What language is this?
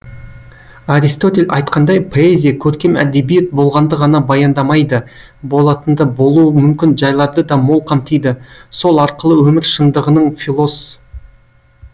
Kazakh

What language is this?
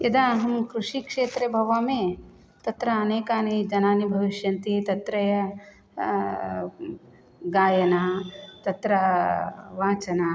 Sanskrit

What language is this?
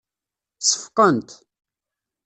Kabyle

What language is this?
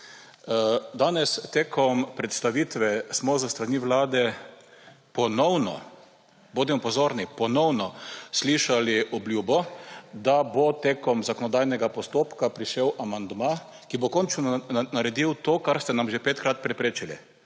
Slovenian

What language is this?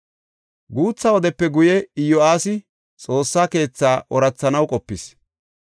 Gofa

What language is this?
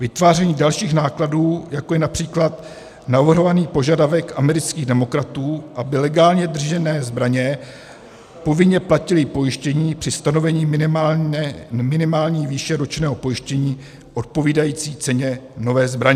Czech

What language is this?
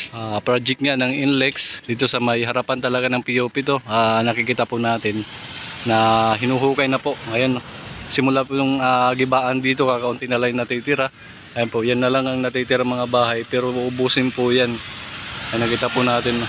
Filipino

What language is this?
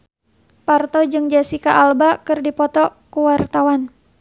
Sundanese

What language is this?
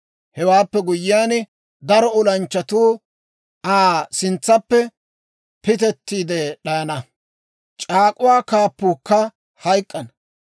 Dawro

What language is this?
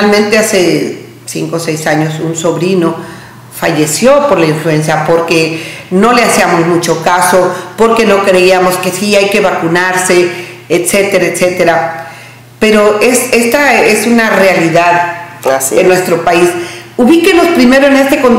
Spanish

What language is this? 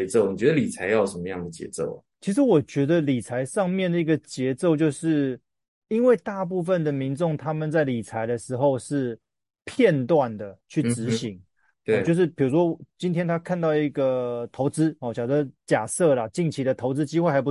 Chinese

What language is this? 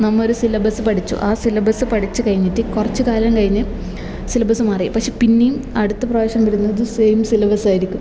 Malayalam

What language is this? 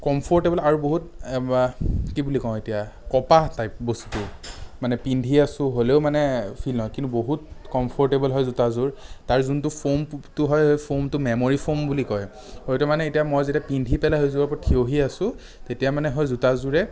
Assamese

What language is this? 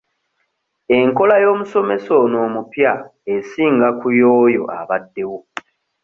Ganda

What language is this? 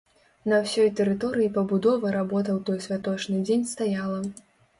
Belarusian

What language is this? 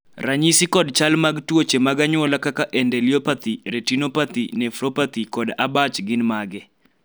Luo (Kenya and Tanzania)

